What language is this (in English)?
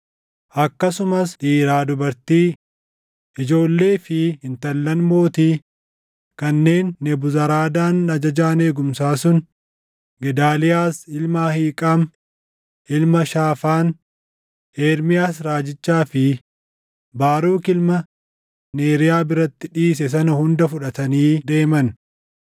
Oromo